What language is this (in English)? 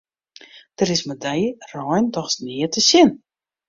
Western Frisian